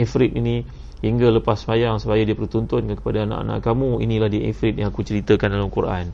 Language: Malay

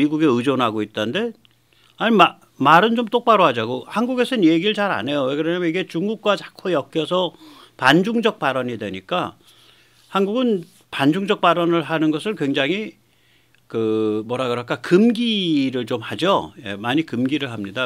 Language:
Korean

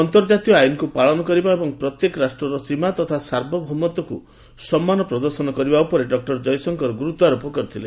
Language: Odia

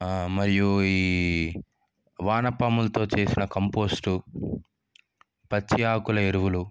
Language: Telugu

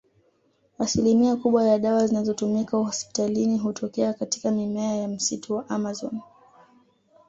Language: Swahili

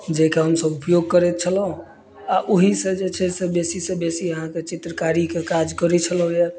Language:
Maithili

